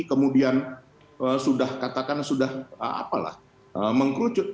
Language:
Indonesian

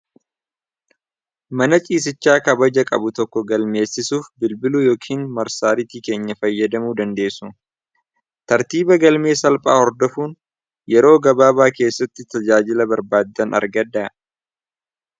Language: Oromo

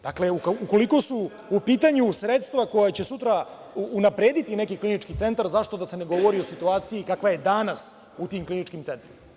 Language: Serbian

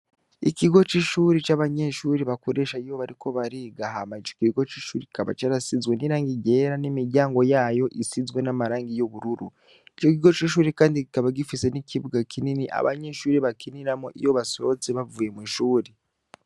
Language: Rundi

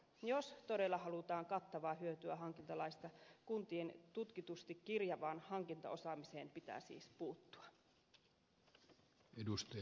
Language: Finnish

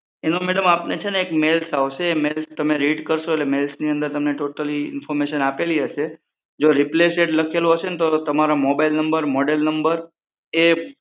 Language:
Gujarati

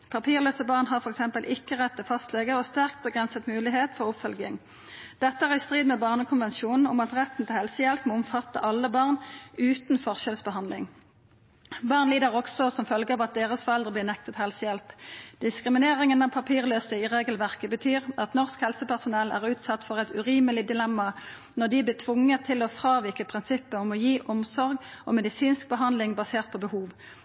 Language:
Norwegian Nynorsk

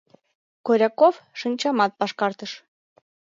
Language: Mari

